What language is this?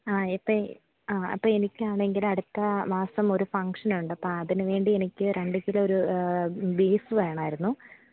Malayalam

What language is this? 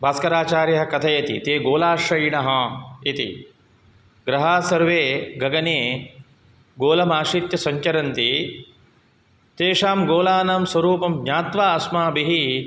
Sanskrit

